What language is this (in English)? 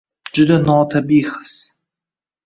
Uzbek